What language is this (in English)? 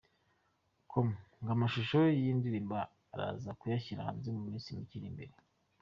Kinyarwanda